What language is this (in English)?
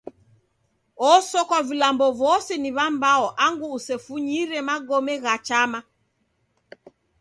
Taita